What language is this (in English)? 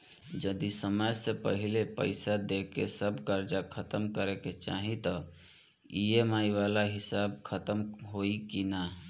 Bhojpuri